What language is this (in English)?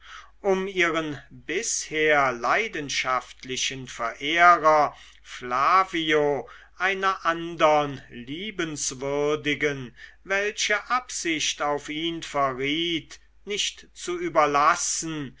German